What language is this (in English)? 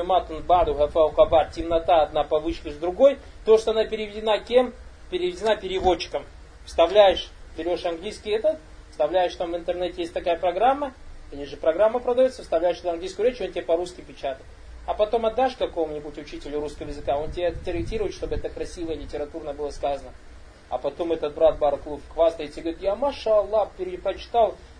Russian